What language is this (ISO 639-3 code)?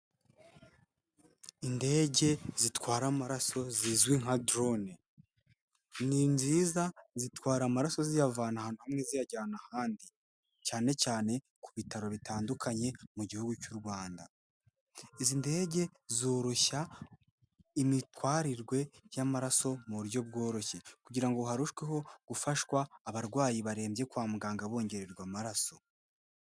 kin